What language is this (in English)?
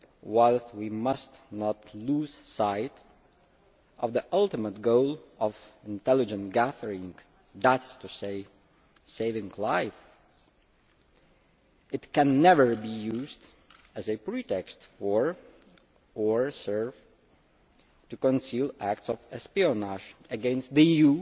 English